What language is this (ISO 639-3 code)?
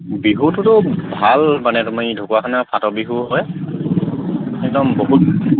asm